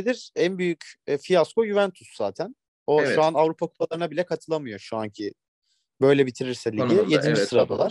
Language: Turkish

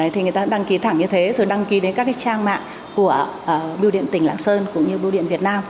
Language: Vietnamese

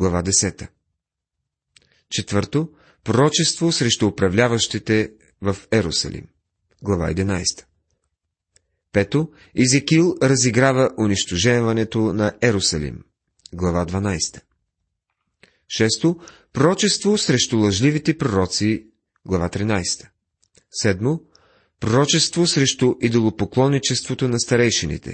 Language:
Bulgarian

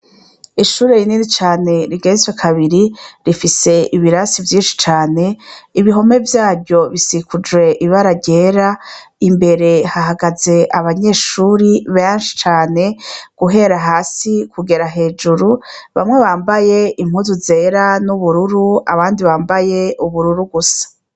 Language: Rundi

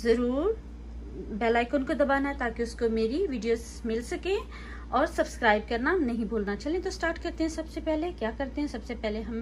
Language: Hindi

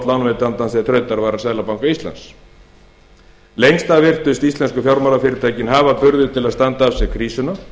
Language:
Icelandic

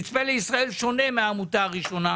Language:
Hebrew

